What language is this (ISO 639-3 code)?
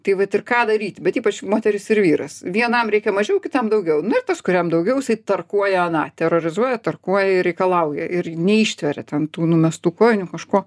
lit